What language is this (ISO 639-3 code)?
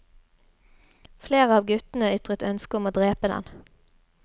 nor